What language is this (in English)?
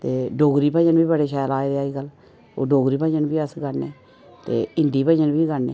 Dogri